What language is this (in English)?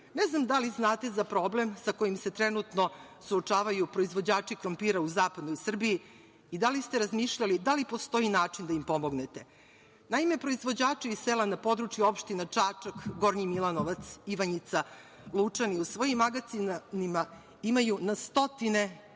Serbian